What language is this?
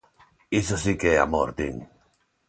Galician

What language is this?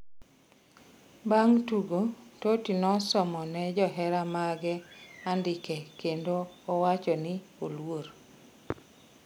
Luo (Kenya and Tanzania)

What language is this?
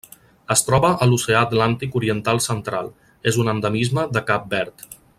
Catalan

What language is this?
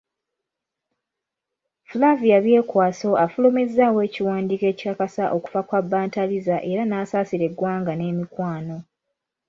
Ganda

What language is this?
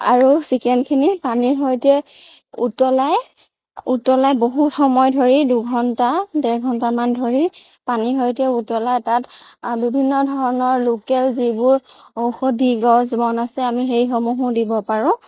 Assamese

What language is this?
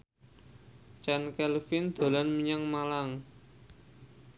Javanese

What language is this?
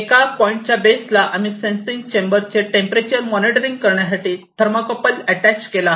Marathi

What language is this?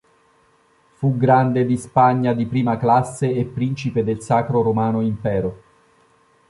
Italian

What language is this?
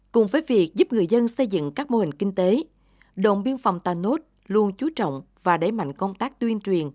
Vietnamese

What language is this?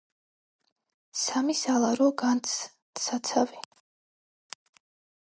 Georgian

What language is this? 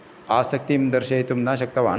Sanskrit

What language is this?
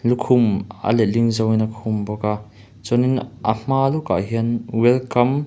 Mizo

